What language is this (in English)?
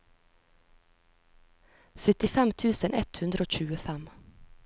Norwegian